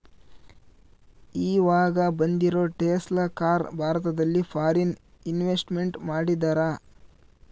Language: Kannada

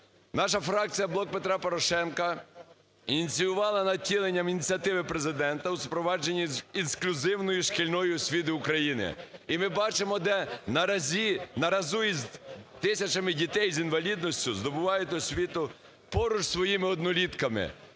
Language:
Ukrainian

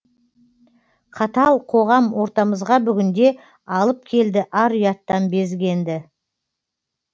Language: Kazakh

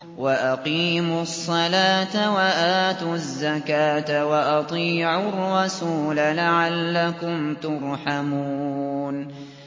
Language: Arabic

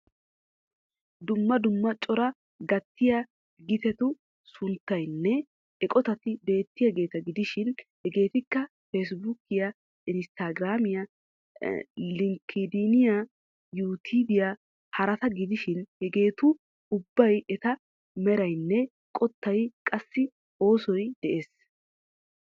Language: Wolaytta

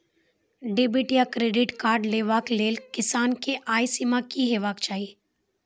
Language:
Maithili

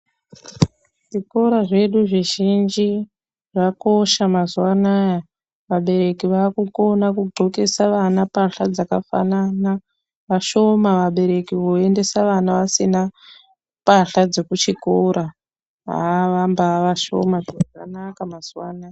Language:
Ndau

